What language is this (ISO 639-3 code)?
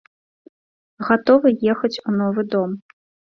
bel